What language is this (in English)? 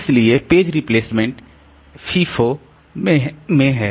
Hindi